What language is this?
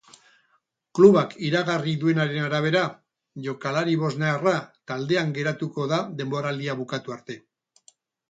Basque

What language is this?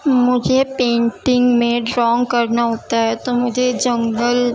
Urdu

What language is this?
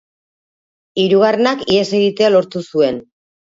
Basque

